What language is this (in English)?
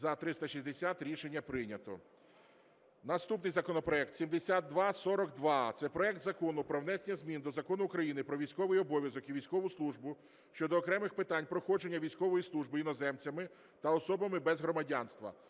Ukrainian